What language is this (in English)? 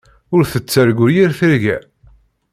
Kabyle